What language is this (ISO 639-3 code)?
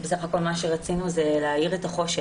heb